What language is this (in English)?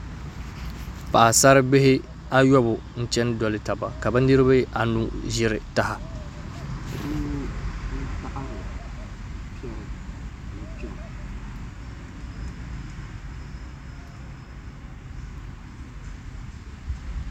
Dagbani